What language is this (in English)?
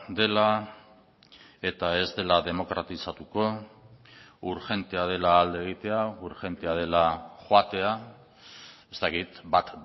Basque